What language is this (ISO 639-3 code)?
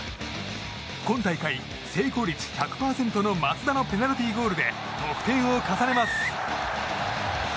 jpn